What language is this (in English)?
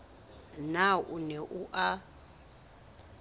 Southern Sotho